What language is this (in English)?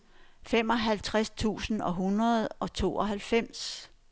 Danish